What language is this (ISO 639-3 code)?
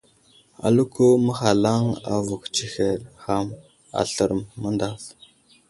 udl